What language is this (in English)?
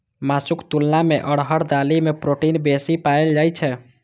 Maithili